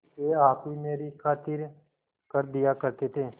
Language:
Hindi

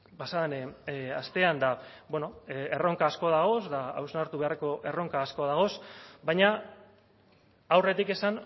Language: Basque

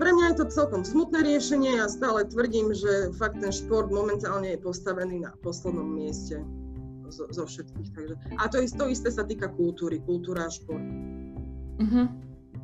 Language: Slovak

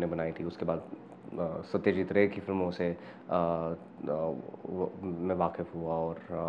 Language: Hindi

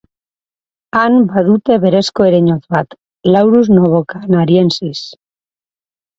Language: Basque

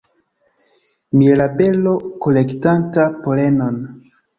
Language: Esperanto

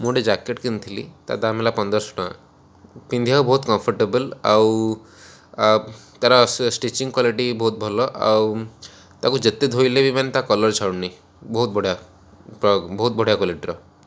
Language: Odia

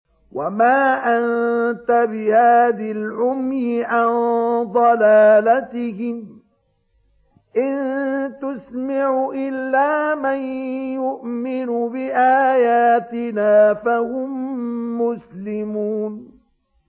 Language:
Arabic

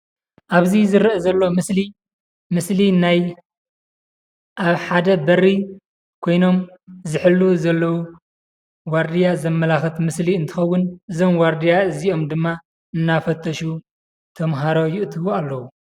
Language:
Tigrinya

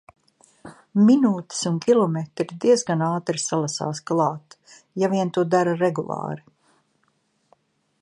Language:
Latvian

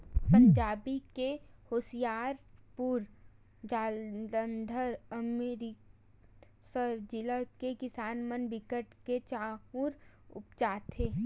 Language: Chhattisgarhi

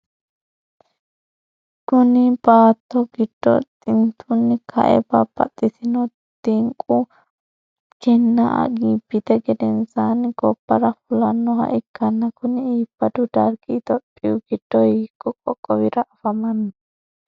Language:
Sidamo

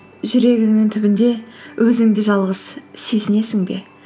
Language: Kazakh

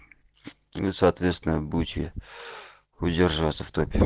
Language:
Russian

